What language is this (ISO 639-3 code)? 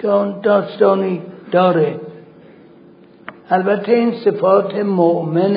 fas